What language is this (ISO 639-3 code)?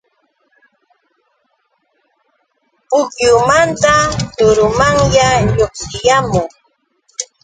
qux